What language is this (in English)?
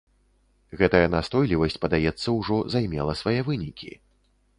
Belarusian